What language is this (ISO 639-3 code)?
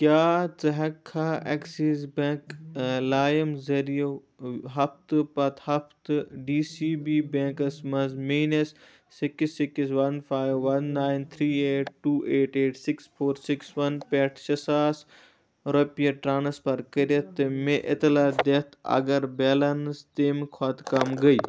kas